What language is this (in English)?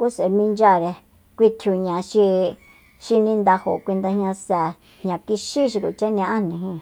Soyaltepec Mazatec